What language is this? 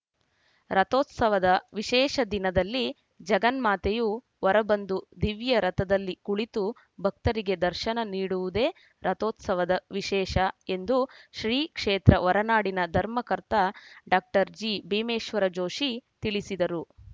Kannada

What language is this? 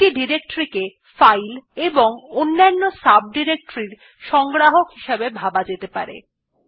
Bangla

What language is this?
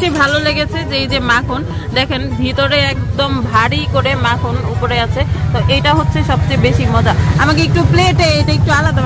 Indonesian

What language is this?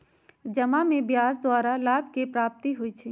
Magahi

